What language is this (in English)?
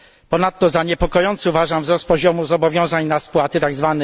Polish